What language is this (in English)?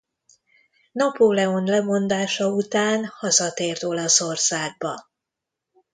Hungarian